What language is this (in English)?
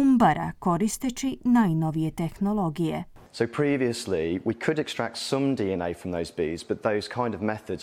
Croatian